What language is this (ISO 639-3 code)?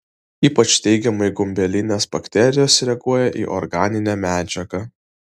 lit